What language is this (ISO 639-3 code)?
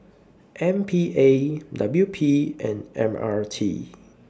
eng